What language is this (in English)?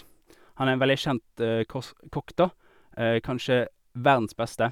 Norwegian